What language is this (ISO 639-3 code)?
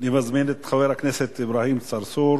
heb